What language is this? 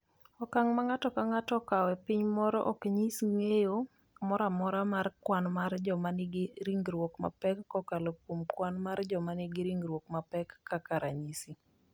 Luo (Kenya and Tanzania)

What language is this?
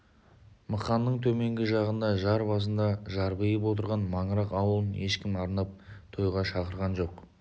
Kazakh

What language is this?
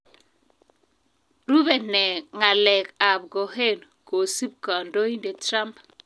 Kalenjin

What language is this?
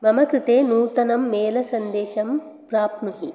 Sanskrit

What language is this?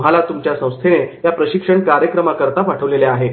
Marathi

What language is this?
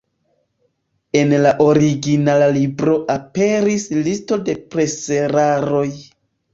Esperanto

